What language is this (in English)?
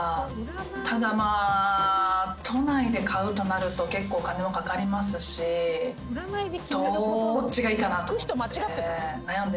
Japanese